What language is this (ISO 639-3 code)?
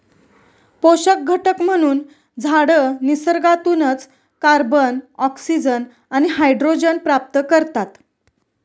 mar